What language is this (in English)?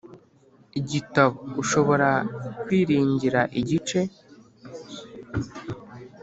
Kinyarwanda